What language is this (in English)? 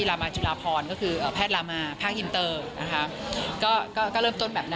Thai